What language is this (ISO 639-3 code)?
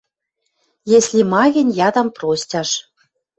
mrj